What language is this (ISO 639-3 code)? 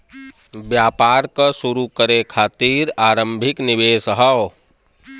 bho